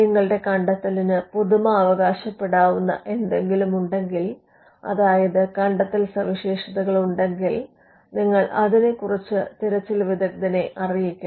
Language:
Malayalam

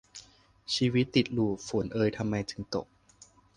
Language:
Thai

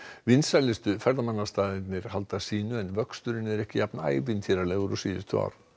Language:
Icelandic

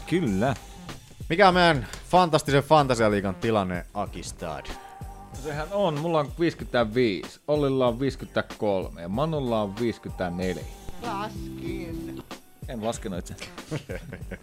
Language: Finnish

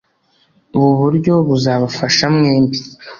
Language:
Kinyarwanda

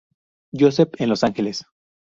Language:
Spanish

